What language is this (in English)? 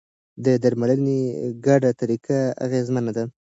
Pashto